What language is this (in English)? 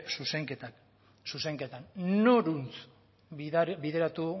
Basque